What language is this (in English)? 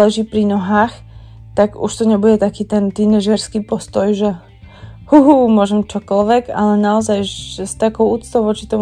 Slovak